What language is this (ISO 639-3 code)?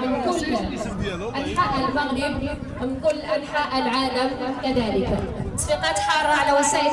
ara